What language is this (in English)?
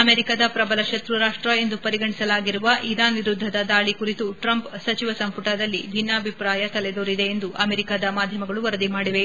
Kannada